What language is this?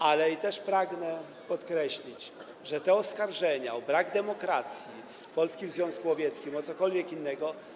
Polish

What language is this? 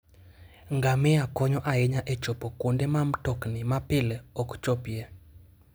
Luo (Kenya and Tanzania)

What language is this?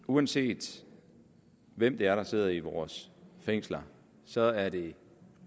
Danish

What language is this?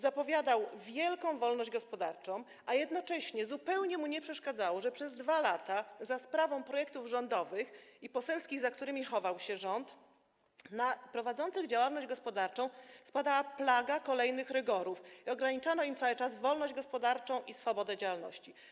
Polish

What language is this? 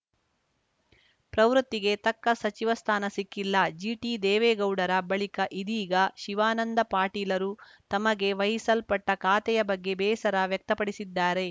Kannada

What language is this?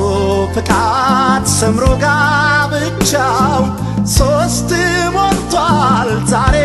Czech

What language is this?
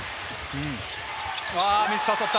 Japanese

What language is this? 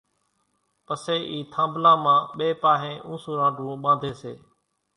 Kachi Koli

